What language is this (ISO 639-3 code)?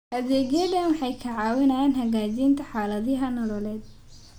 som